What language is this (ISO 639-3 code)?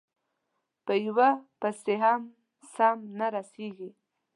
pus